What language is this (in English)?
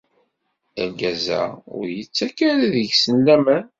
Kabyle